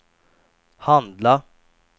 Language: Swedish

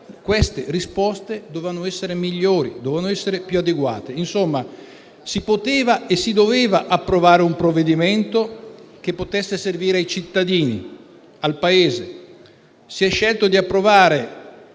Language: Italian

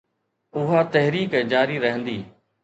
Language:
Sindhi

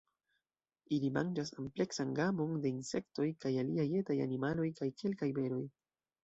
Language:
Esperanto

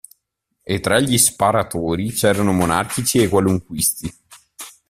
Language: Italian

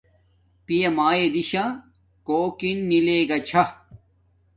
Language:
Domaaki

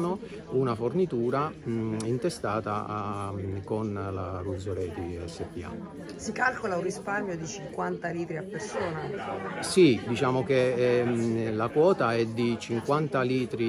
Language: Italian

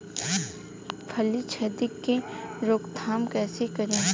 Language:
Bhojpuri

